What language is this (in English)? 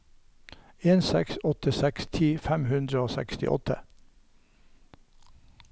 Norwegian